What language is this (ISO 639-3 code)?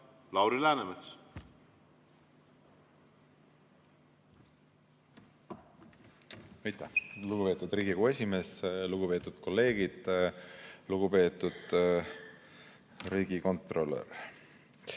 est